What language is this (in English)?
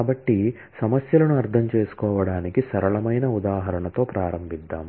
Telugu